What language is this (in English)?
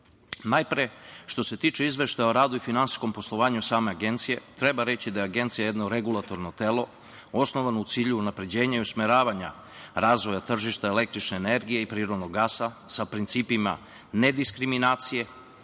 Serbian